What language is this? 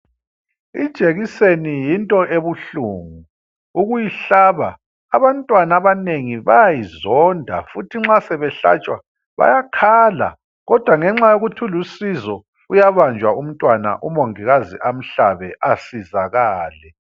North Ndebele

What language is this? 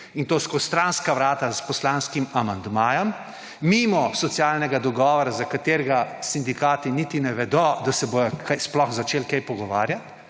Slovenian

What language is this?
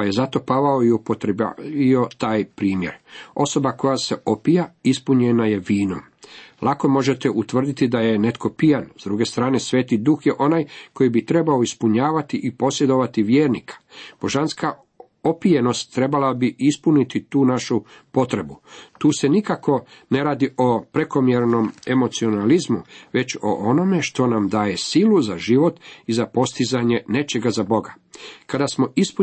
Croatian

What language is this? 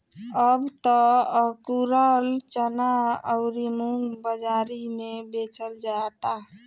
Bhojpuri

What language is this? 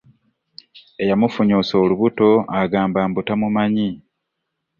Ganda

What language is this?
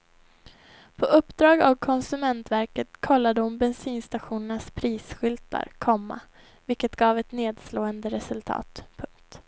Swedish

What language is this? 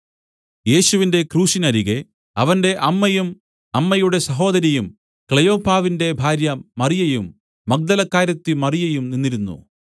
Malayalam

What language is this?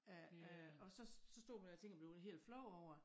Danish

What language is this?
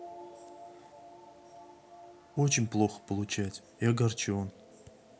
Russian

